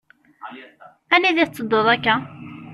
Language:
Kabyle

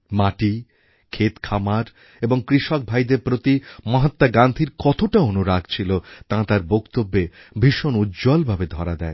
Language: Bangla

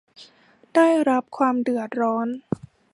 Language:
Thai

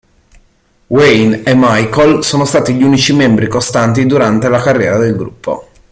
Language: Italian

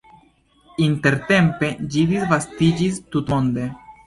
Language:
Esperanto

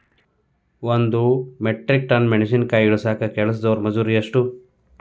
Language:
Kannada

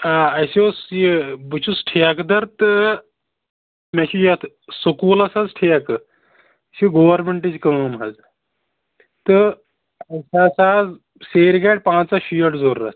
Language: Kashmiri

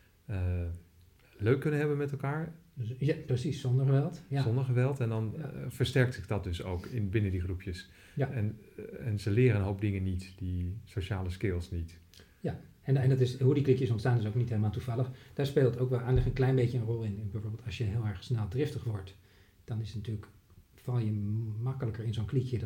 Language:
Dutch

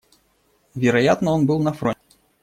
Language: Russian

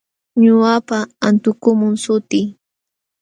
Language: Jauja Wanca Quechua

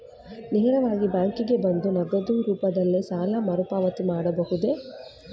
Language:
Kannada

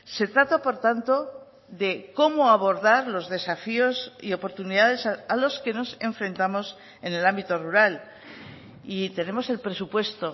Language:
Spanish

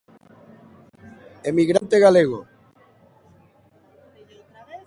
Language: Galician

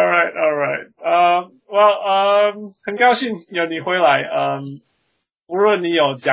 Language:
Chinese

